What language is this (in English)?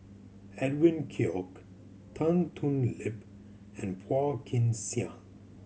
English